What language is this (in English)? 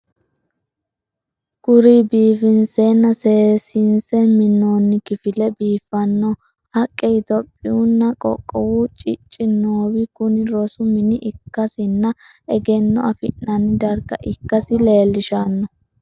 Sidamo